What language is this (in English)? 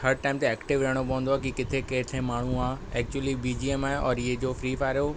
Sindhi